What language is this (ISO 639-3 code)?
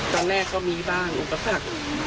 tha